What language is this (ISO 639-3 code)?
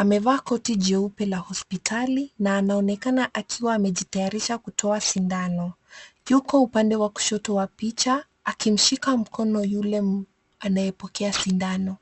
swa